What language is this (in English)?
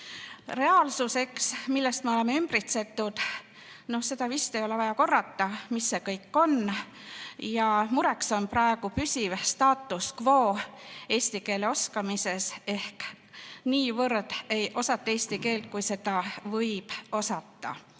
Estonian